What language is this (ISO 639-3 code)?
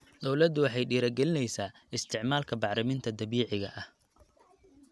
som